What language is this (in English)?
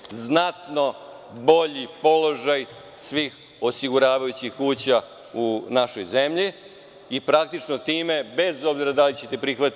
Serbian